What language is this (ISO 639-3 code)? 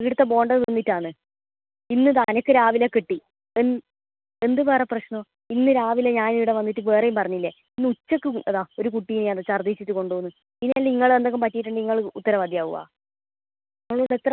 mal